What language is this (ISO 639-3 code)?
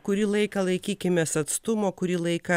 lit